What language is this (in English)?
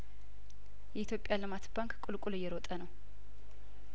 Amharic